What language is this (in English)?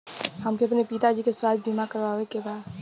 Bhojpuri